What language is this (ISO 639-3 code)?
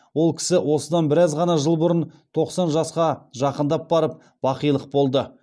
kaz